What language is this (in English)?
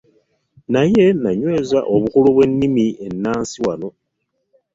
Ganda